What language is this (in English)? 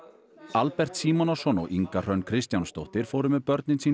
Icelandic